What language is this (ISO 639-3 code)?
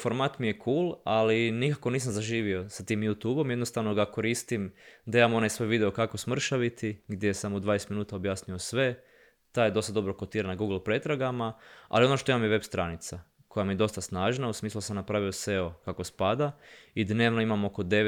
hrv